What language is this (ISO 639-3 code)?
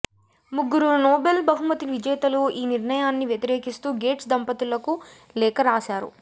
tel